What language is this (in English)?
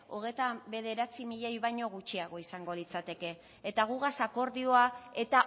Basque